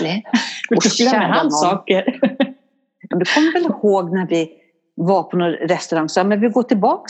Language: Swedish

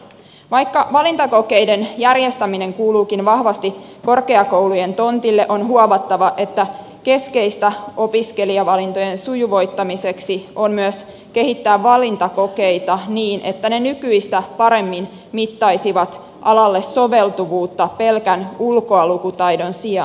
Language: Finnish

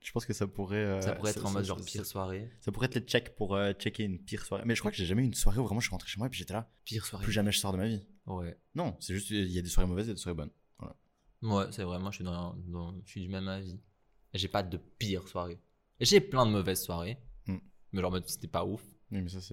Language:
French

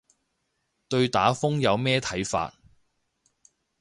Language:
Cantonese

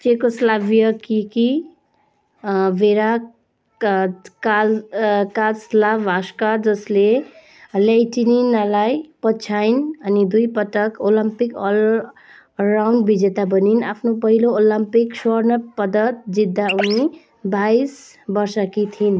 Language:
Nepali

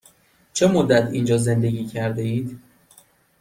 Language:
Persian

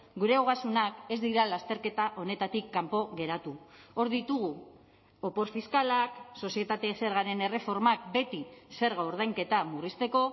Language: Basque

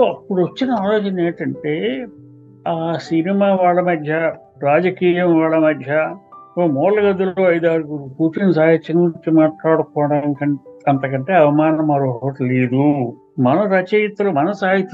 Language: Telugu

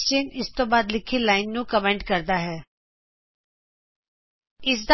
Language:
Punjabi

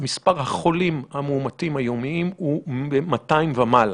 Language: Hebrew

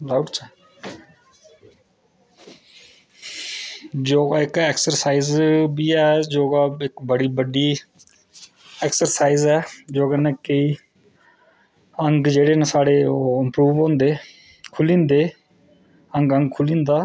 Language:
Dogri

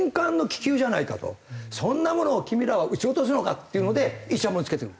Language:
Japanese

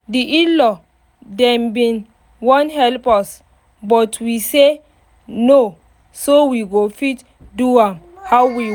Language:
Nigerian Pidgin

